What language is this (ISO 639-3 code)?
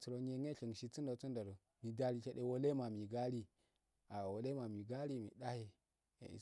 aal